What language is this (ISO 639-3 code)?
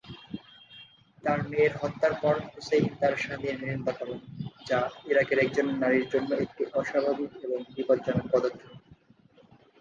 ben